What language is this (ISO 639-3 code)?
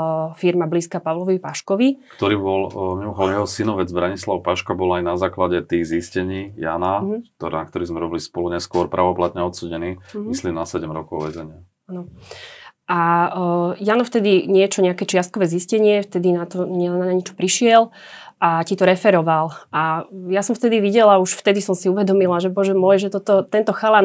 slk